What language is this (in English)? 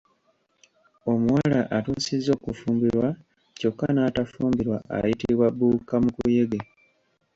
Ganda